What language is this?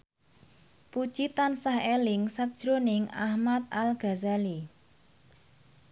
Javanese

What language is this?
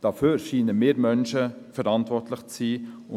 Swiss German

